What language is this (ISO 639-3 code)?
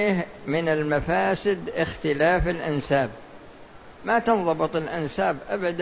ara